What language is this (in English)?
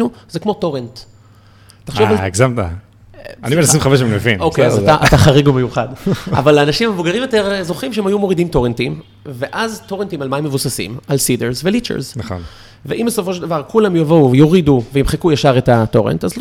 Hebrew